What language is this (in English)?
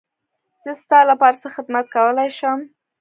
Pashto